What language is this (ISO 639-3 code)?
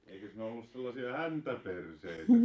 fin